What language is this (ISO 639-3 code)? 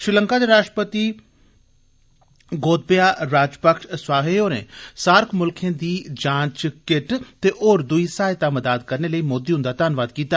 doi